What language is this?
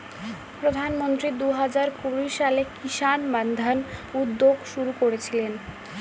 Bangla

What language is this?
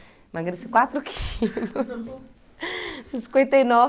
Portuguese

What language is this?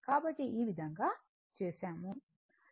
Telugu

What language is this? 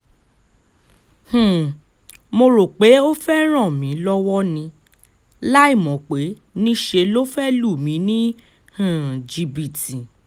Yoruba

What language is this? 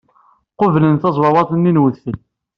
Kabyle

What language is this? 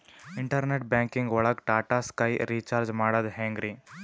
Kannada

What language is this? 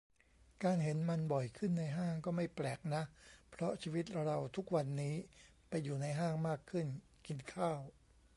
Thai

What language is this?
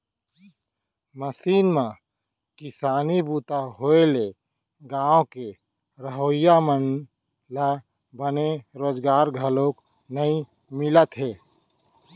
Chhattisgarhi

